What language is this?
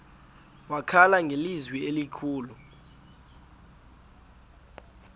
Xhosa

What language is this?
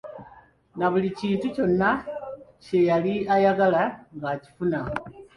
Ganda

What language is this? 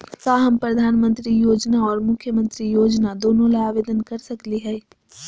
Magahi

